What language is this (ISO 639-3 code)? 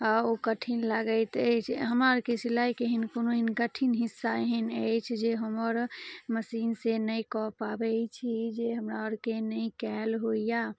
mai